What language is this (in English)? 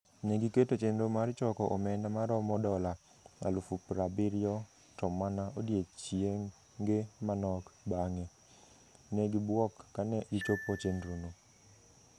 Luo (Kenya and Tanzania)